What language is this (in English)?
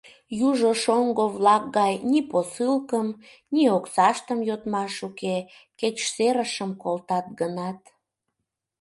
Mari